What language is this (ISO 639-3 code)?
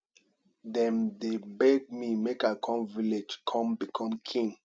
pcm